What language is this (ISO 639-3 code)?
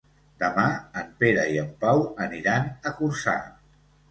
cat